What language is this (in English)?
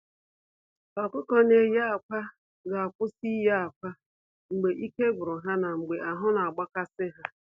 Igbo